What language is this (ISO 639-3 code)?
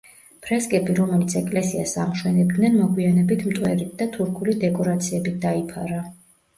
kat